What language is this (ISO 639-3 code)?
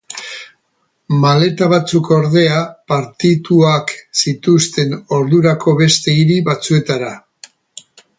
eus